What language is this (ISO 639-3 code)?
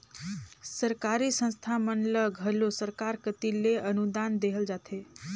hne